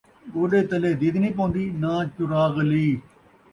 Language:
Saraiki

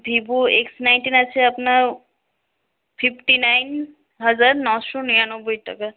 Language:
Bangla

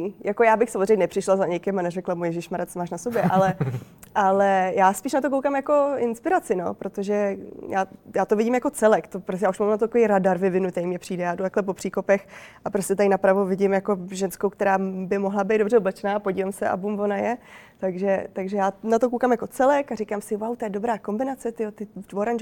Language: Czech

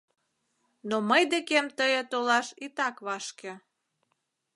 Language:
Mari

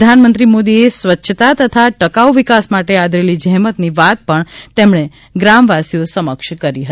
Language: Gujarati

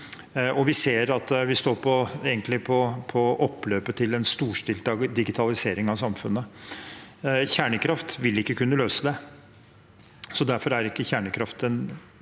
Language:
Norwegian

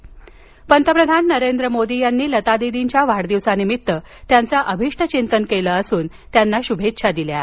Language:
Marathi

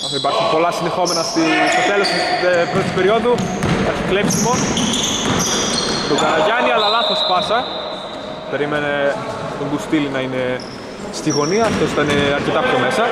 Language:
Greek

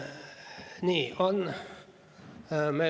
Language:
Estonian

